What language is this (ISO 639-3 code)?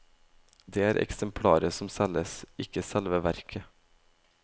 nor